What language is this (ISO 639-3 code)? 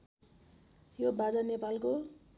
nep